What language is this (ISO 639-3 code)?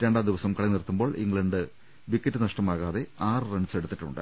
mal